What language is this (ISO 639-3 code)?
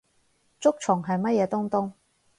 yue